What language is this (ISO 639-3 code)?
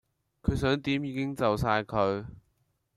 yue